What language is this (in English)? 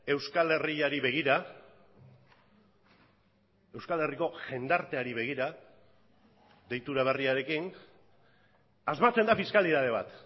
Basque